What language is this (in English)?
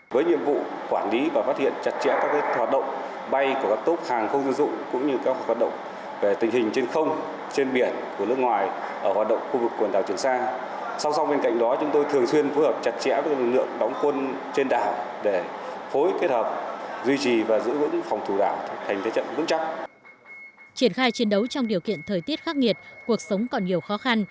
Vietnamese